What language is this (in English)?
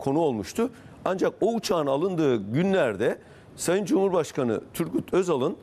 Turkish